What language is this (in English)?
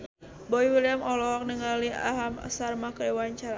Sundanese